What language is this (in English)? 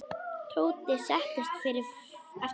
Icelandic